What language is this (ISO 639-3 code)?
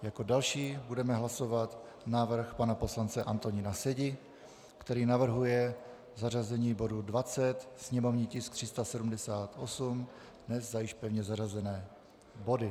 ces